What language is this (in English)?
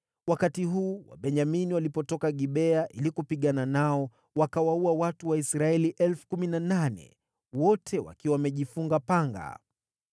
Swahili